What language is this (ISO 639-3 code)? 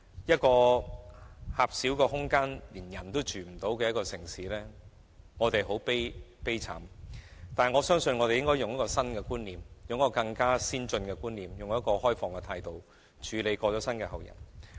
yue